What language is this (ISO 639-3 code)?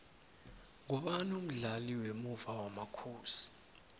nbl